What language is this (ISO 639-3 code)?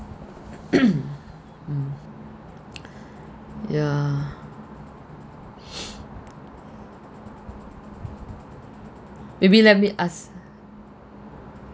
eng